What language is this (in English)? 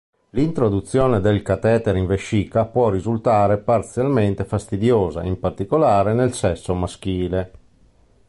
Italian